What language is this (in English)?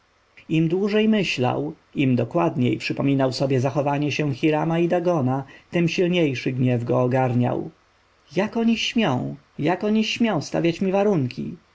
Polish